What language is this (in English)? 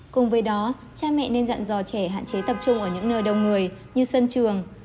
Vietnamese